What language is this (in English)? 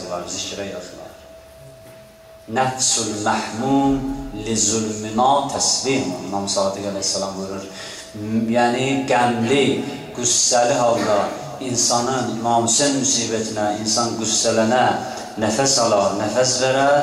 Turkish